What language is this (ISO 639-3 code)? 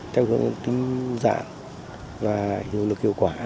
vie